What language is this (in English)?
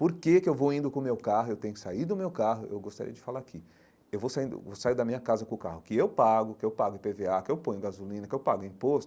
Portuguese